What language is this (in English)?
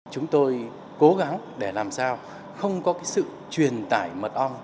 Vietnamese